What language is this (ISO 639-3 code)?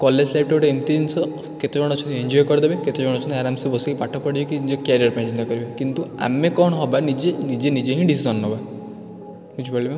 ori